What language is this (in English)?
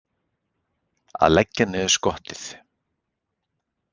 Icelandic